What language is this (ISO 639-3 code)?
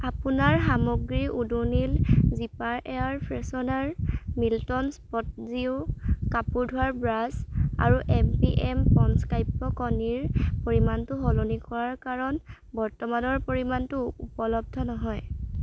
asm